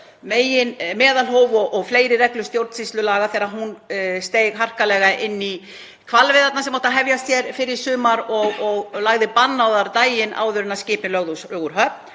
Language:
Icelandic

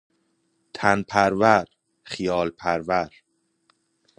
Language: Persian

